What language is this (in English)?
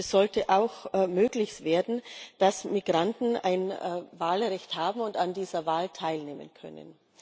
German